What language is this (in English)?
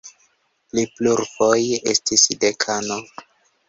Esperanto